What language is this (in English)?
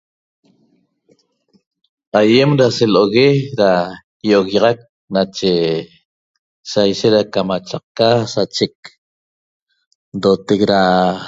Toba